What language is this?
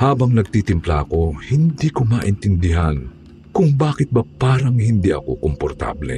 Filipino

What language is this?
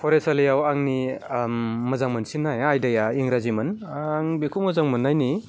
Bodo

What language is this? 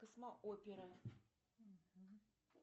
Russian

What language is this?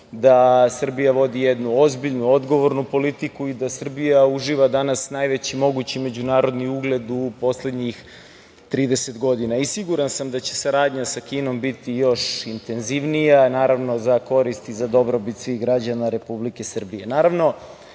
Serbian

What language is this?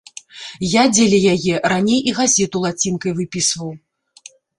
Belarusian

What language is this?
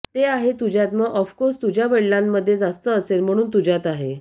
Marathi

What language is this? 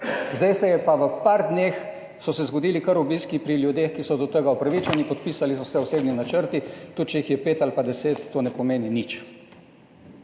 Slovenian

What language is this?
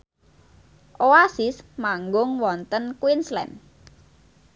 Javanese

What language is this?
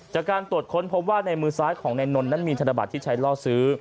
Thai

